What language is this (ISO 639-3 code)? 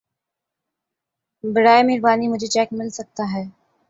urd